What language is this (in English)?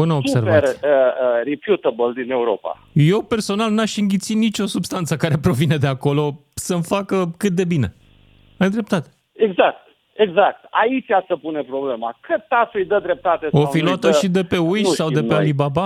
Romanian